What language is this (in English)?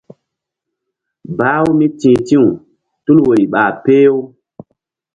Mbum